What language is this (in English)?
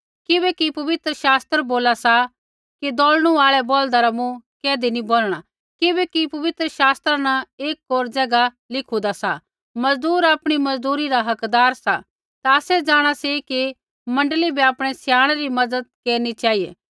Kullu Pahari